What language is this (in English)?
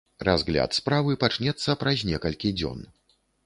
Belarusian